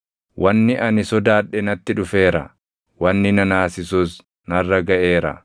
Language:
Oromo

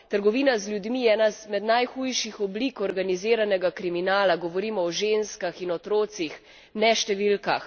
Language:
Slovenian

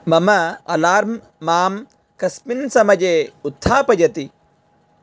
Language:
Sanskrit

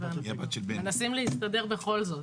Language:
Hebrew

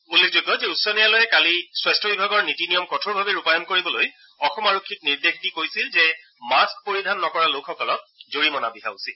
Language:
Assamese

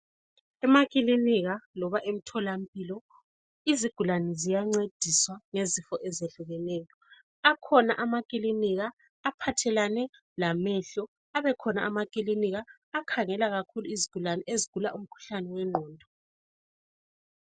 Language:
North Ndebele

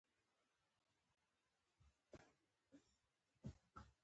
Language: Pashto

